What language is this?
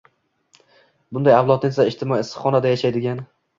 Uzbek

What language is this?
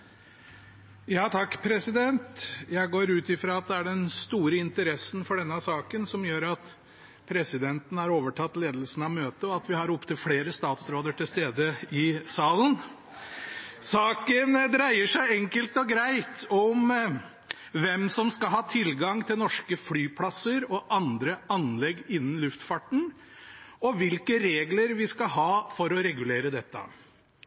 Norwegian Bokmål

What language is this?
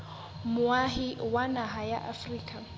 Southern Sotho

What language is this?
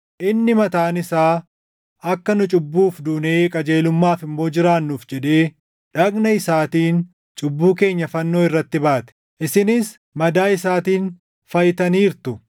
Oromo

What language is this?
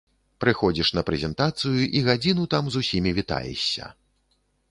Belarusian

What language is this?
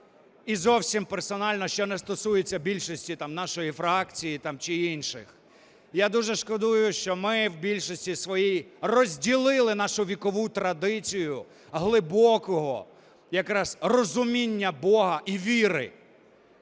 Ukrainian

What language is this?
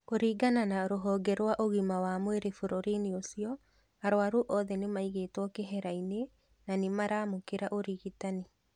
Kikuyu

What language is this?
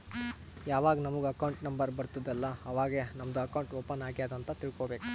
Kannada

